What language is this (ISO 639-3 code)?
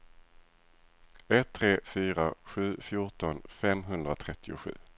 swe